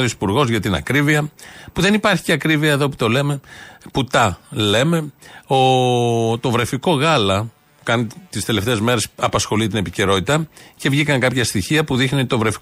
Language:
Greek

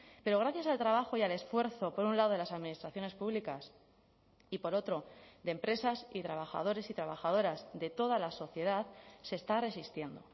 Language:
Spanish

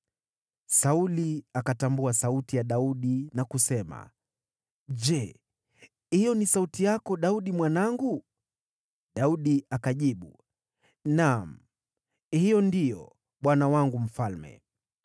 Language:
Swahili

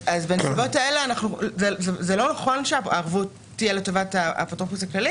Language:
Hebrew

